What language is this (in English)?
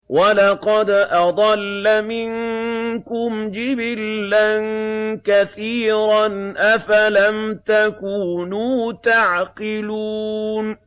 Arabic